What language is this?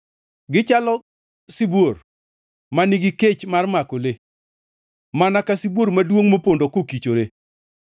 Luo (Kenya and Tanzania)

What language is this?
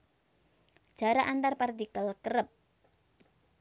Javanese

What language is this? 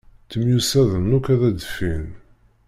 Kabyle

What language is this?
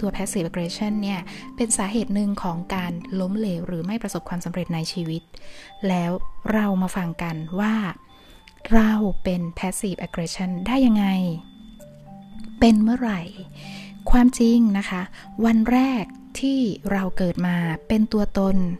Thai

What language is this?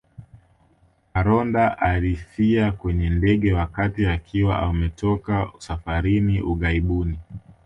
Swahili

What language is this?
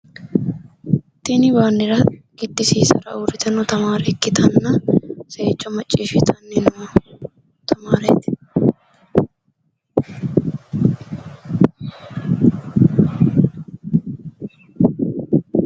Sidamo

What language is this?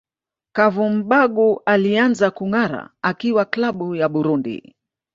Swahili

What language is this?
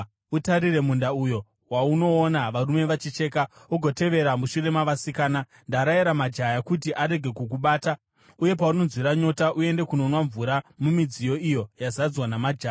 Shona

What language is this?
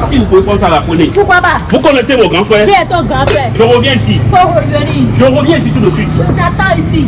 French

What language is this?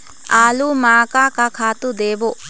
Chhattisgarhi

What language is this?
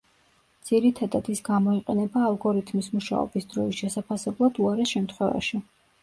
Georgian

